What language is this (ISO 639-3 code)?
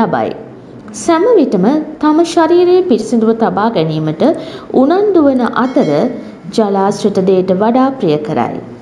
hin